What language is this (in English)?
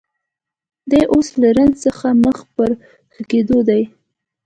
Pashto